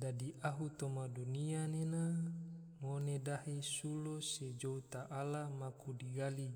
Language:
Tidore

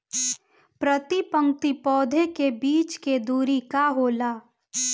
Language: Bhojpuri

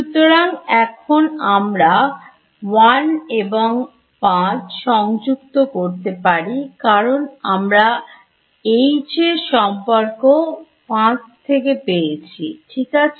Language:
Bangla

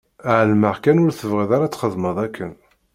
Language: Kabyle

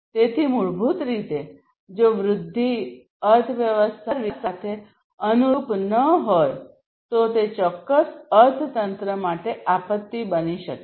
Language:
Gujarati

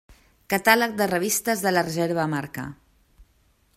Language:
Catalan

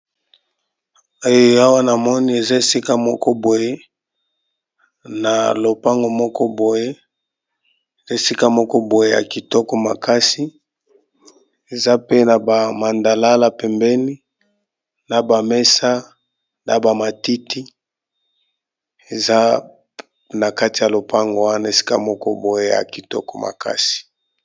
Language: Lingala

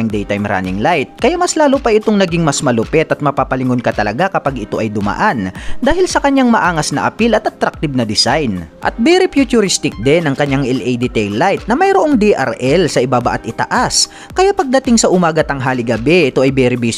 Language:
Filipino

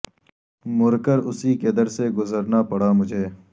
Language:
Urdu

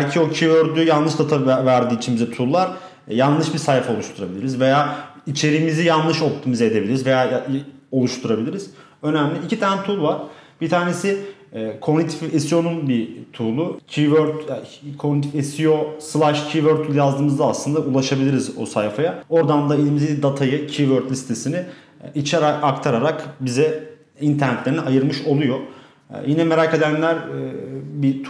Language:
Turkish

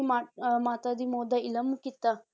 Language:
Punjabi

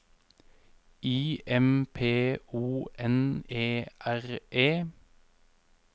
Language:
Norwegian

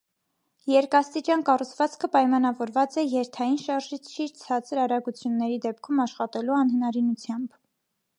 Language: Armenian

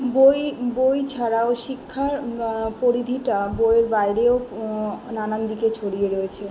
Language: Bangla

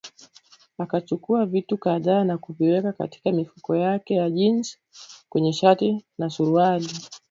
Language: Swahili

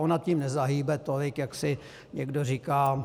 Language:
Czech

